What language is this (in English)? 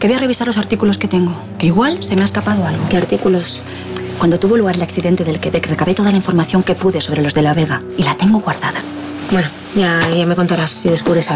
Spanish